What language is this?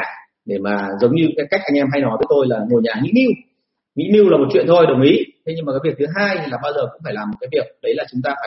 Vietnamese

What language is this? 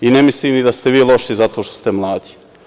Serbian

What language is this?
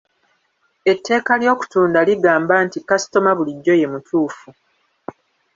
Ganda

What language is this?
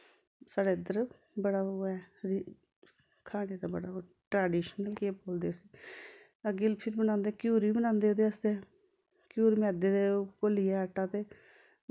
Dogri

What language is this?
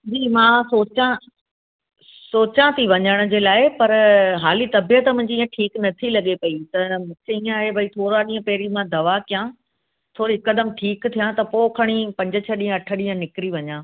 Sindhi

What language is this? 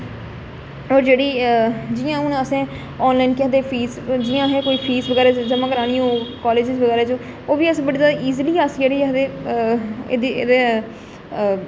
Dogri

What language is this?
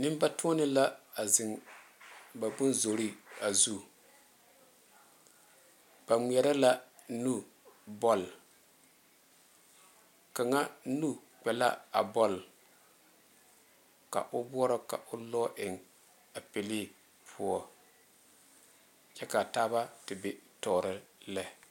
Southern Dagaare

